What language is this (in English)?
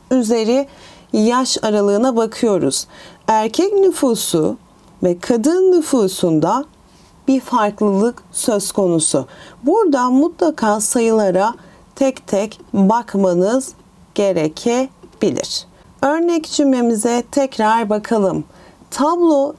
Turkish